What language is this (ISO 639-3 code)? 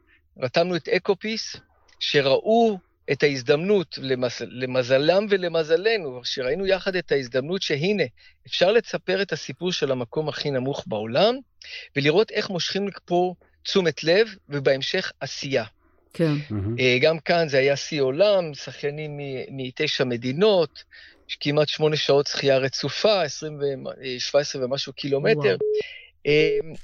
heb